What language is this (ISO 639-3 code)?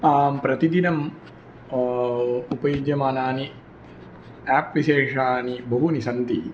san